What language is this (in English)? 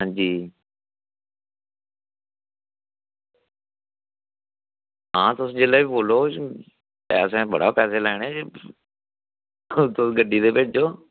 Dogri